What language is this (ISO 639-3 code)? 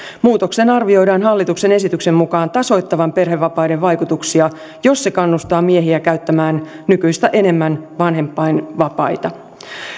fin